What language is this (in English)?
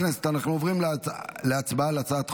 Hebrew